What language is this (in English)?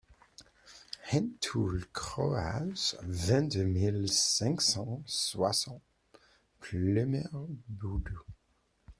French